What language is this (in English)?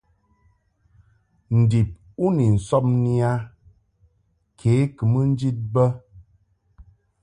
Mungaka